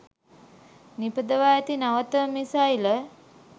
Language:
Sinhala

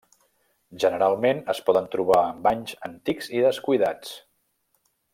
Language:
Catalan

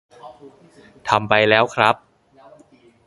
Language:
Thai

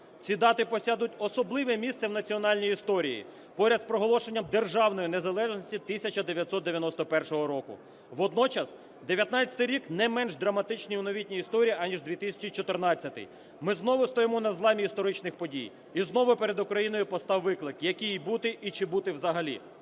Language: Ukrainian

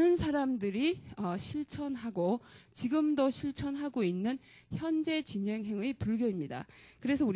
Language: Korean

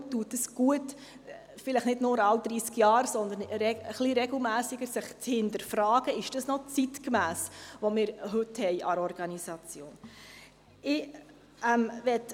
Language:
Swiss German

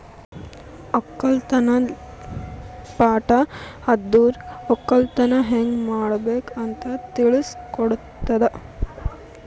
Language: Kannada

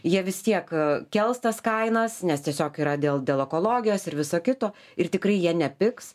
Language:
Lithuanian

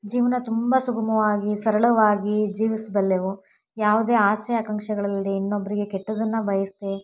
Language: Kannada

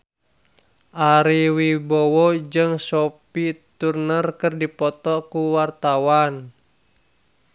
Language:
Sundanese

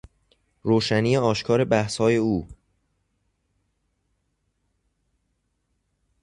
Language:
Persian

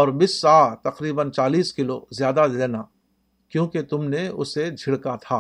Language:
Urdu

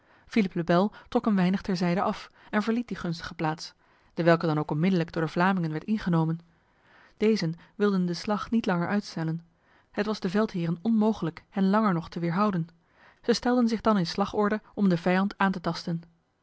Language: Dutch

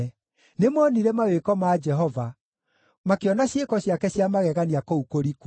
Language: Kikuyu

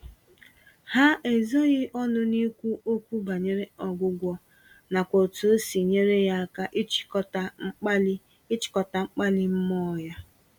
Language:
Igbo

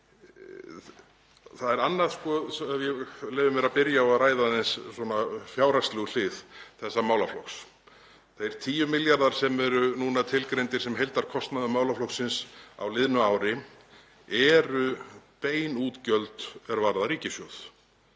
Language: Icelandic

